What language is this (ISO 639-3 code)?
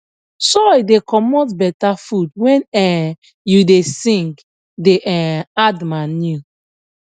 pcm